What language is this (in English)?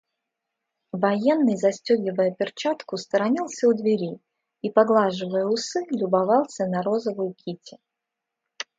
Russian